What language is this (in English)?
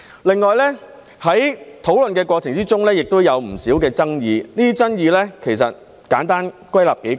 Cantonese